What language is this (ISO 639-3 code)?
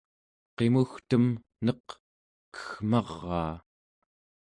esu